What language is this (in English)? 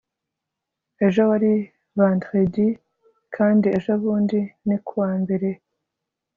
Kinyarwanda